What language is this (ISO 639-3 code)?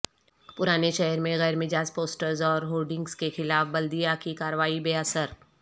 urd